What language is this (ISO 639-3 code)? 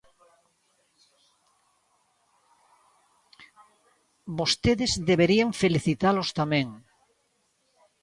glg